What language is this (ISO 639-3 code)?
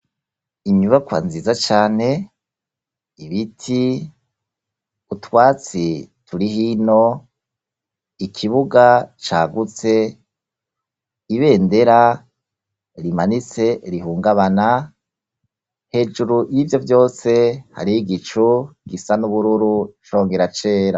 run